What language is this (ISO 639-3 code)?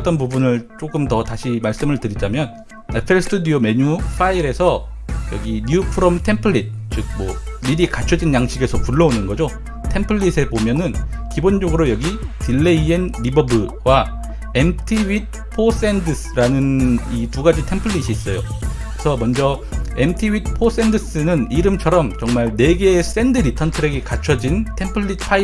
kor